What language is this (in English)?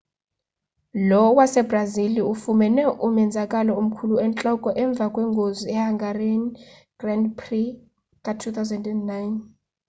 Xhosa